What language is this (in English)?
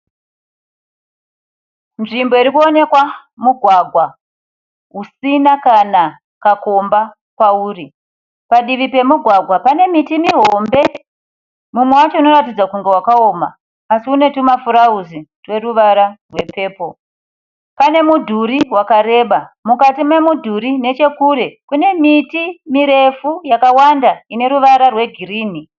Shona